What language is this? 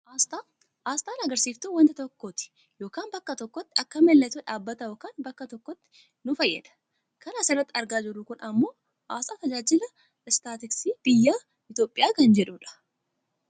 Oromo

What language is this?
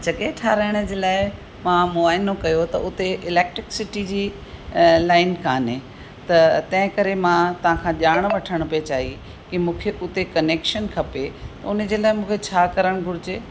Sindhi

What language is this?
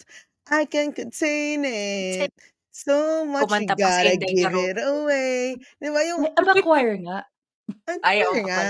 Filipino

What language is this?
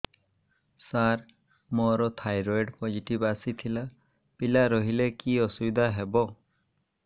Odia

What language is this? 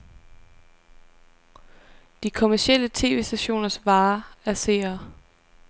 Danish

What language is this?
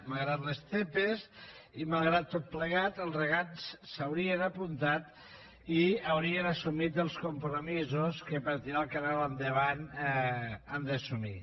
Catalan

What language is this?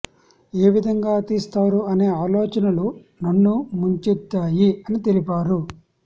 Telugu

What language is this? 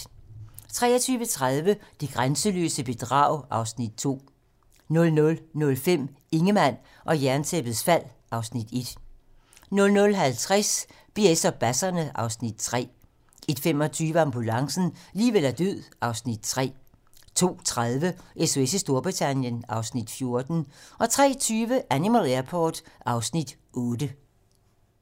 Danish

